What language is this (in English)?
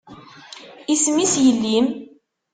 Kabyle